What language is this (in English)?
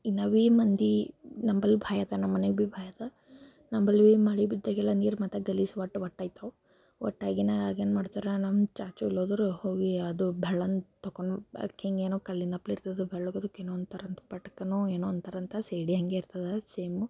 Kannada